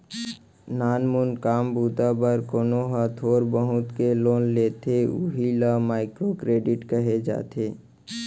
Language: Chhattisgarhi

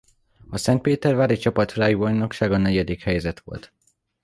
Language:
Hungarian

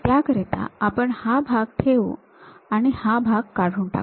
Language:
Marathi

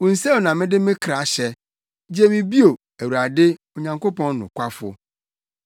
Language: Akan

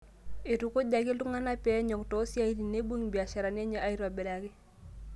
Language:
Masai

